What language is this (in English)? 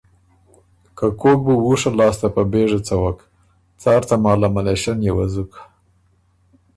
Ormuri